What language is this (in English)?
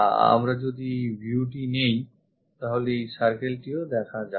Bangla